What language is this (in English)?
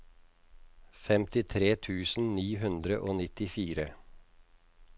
Norwegian